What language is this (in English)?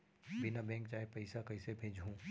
Chhattisgarhi